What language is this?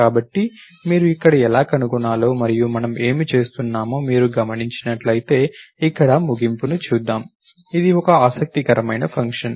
Telugu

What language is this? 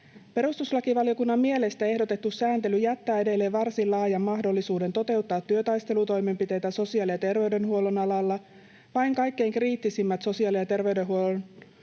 Finnish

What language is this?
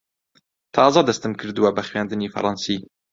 Central Kurdish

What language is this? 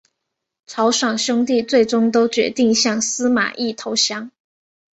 Chinese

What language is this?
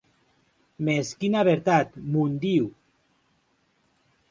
Occitan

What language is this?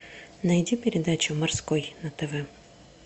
Russian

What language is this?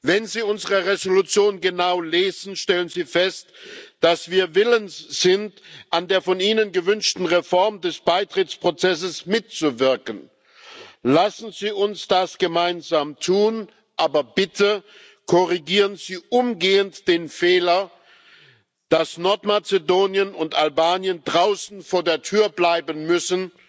German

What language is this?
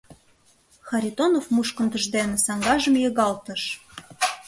Mari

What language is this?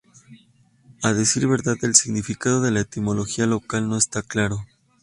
Spanish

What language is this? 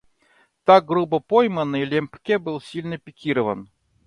Russian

